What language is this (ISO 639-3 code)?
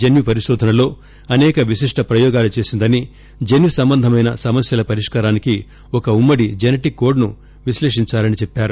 tel